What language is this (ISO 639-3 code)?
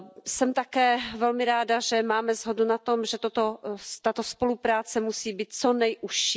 ces